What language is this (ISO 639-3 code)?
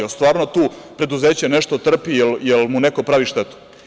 srp